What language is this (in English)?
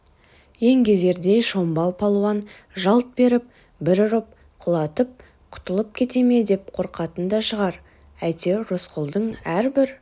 Kazakh